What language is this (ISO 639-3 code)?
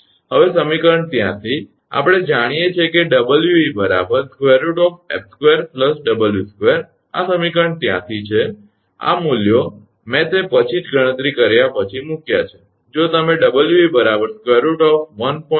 guj